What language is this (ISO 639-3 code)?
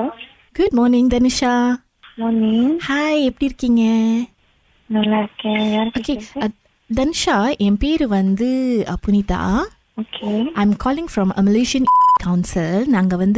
tam